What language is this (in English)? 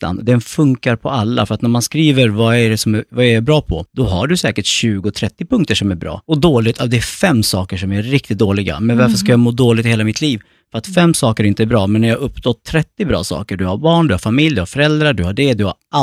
Swedish